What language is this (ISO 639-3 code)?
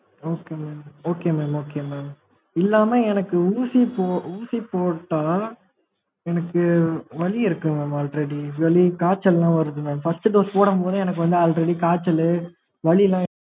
tam